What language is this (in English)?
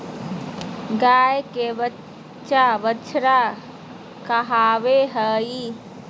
Magahi